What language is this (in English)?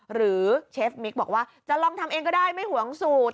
Thai